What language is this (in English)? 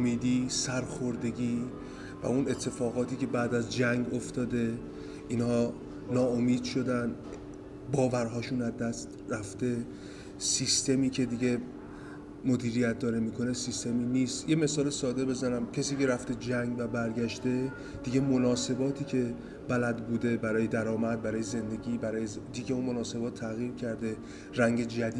Persian